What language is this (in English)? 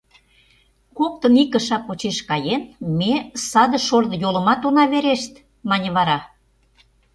Mari